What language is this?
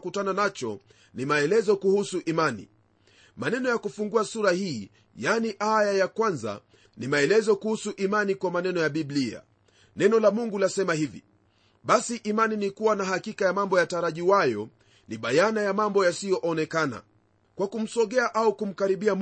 Swahili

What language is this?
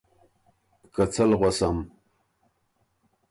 Ormuri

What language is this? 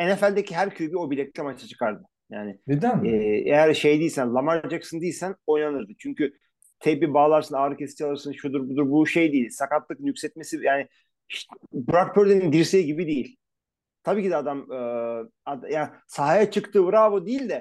Turkish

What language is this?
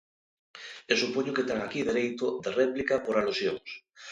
Galician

